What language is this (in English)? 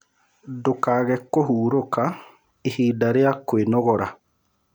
Kikuyu